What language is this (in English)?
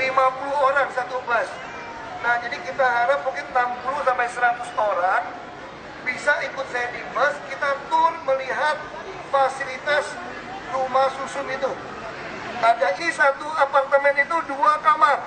Indonesian